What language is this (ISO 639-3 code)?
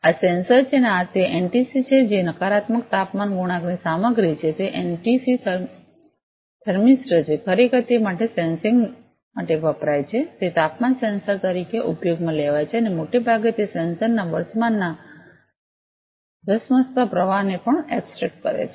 guj